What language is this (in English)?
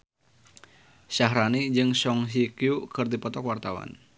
Sundanese